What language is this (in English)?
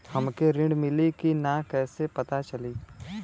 Bhojpuri